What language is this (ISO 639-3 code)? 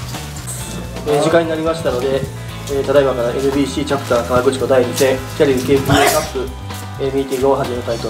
jpn